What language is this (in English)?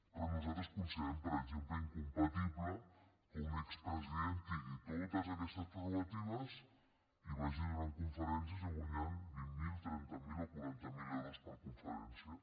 Catalan